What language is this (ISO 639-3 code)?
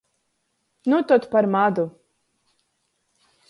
ltg